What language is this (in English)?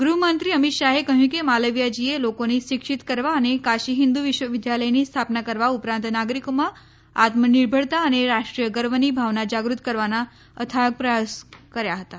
Gujarati